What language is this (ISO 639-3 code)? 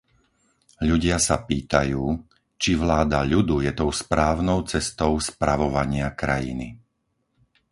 slk